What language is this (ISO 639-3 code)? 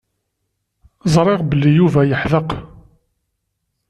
kab